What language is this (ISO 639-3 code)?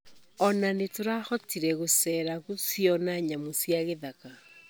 kik